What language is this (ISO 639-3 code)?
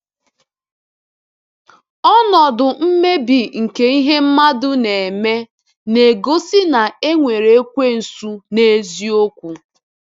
ibo